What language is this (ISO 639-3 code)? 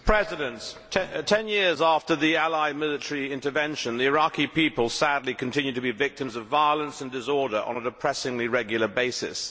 eng